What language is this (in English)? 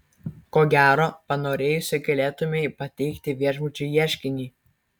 Lithuanian